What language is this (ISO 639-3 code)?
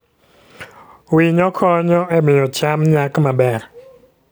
luo